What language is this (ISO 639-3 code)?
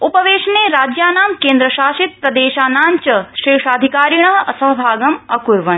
san